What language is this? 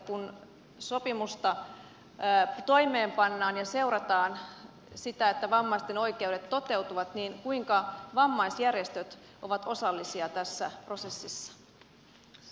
Finnish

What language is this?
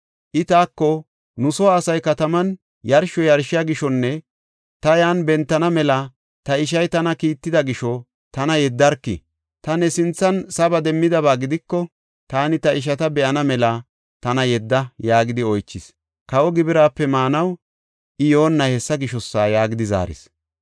Gofa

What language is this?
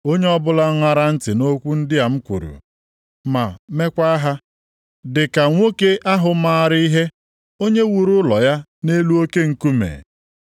Igbo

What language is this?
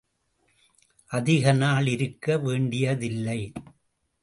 Tamil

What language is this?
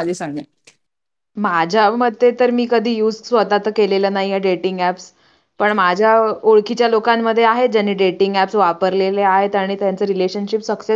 Marathi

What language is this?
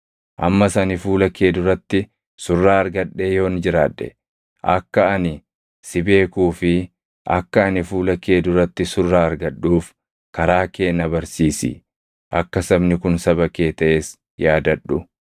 Oromo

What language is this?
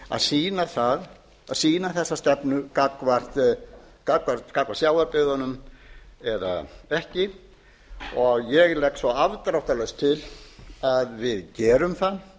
Icelandic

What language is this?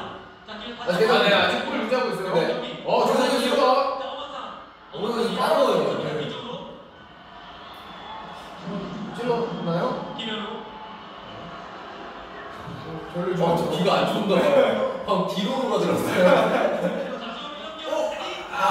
Korean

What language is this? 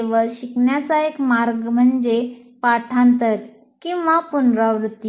Marathi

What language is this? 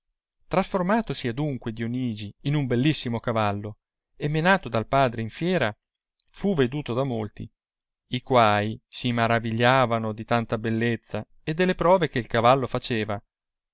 Italian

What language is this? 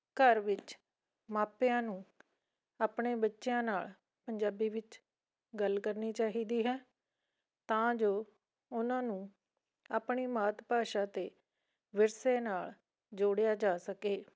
Punjabi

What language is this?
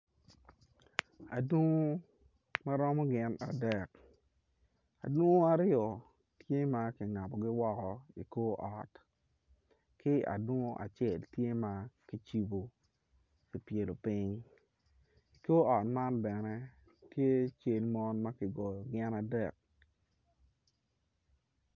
Acoli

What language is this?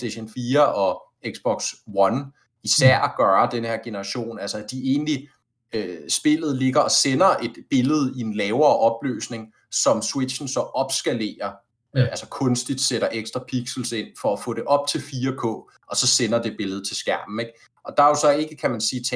Danish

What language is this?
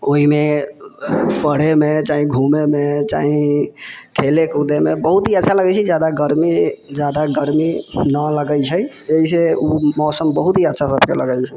Maithili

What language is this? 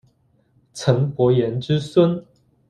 Chinese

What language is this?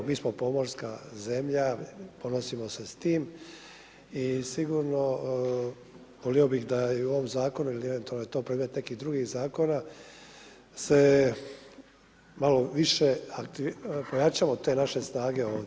Croatian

